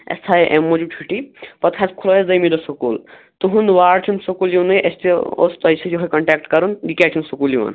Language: Kashmiri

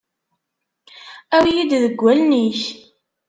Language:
Kabyle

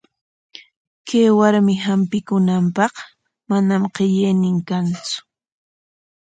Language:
Corongo Ancash Quechua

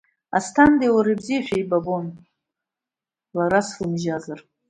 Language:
Abkhazian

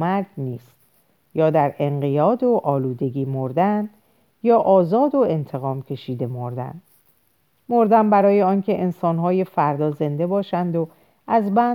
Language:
Persian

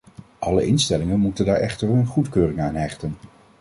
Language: Dutch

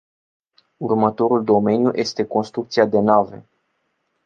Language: Romanian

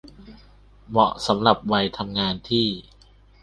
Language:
Thai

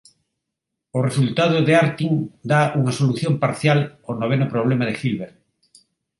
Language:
Galician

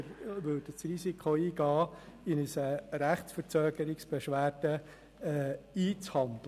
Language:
Swiss German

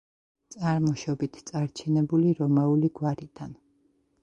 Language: Georgian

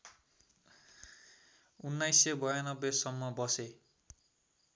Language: Nepali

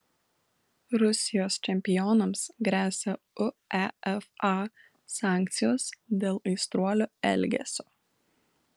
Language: Lithuanian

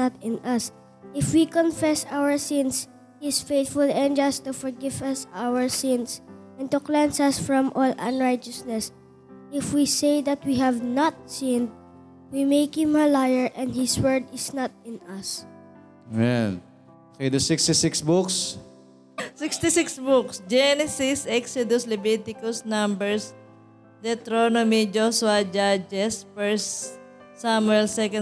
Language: Filipino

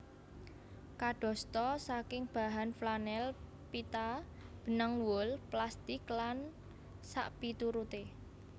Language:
Javanese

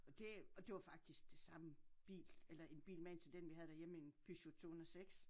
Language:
Danish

